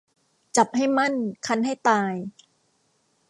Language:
Thai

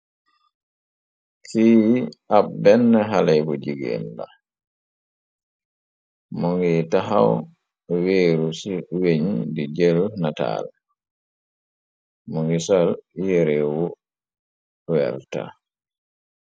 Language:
Wolof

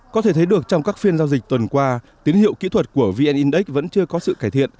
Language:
Vietnamese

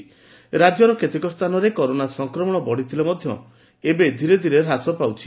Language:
Odia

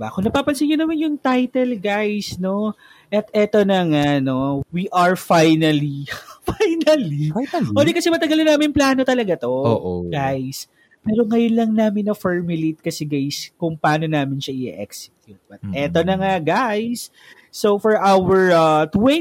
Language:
Filipino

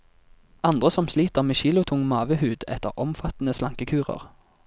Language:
Norwegian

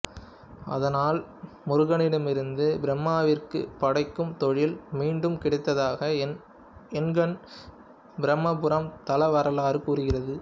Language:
Tamil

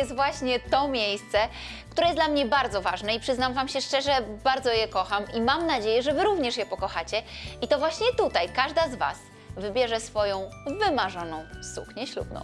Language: Polish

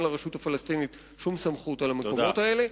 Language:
Hebrew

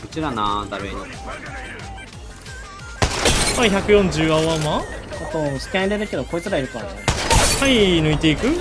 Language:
Japanese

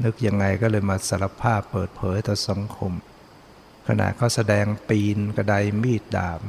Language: Thai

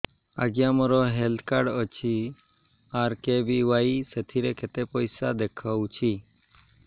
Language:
Odia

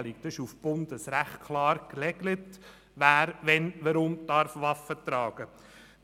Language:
Swiss German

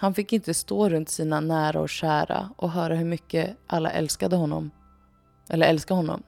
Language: Swedish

